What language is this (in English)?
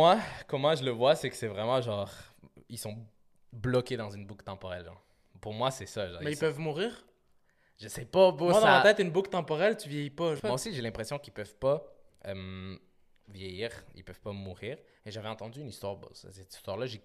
French